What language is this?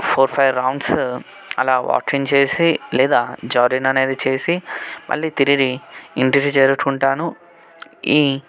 Telugu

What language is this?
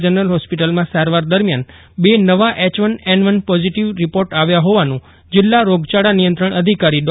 Gujarati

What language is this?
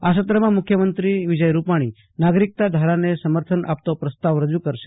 Gujarati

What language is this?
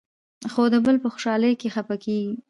Pashto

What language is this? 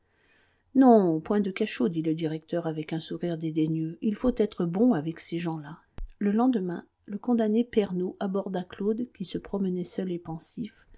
French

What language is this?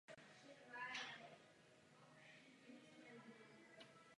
Czech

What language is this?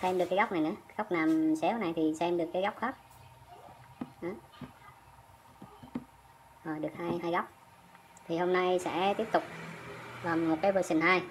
Vietnamese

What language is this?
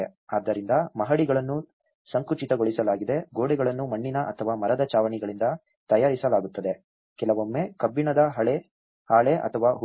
Kannada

